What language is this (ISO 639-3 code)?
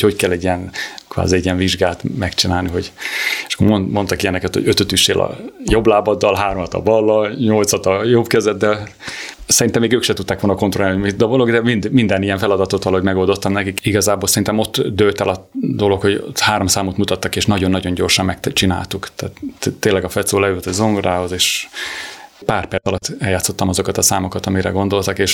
hun